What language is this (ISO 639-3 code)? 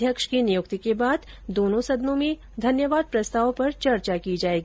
hin